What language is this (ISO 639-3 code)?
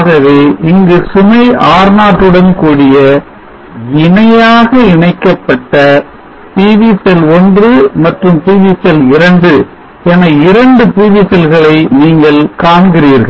tam